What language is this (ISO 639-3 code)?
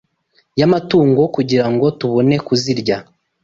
kin